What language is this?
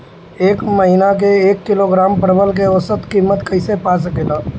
Bhojpuri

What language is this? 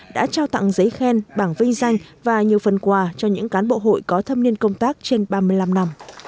Vietnamese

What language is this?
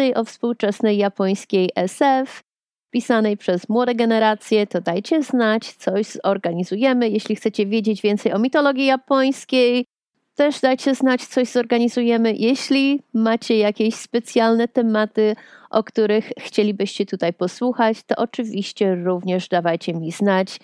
Polish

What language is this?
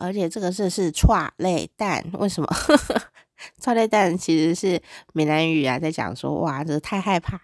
Chinese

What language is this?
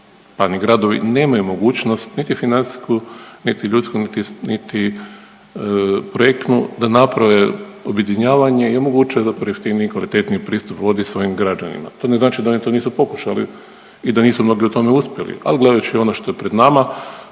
Croatian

